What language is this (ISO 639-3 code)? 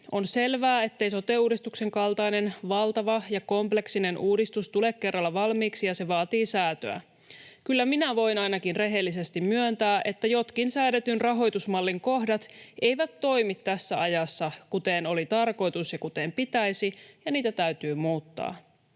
fin